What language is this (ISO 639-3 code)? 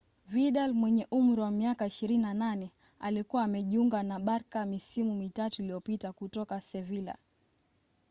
swa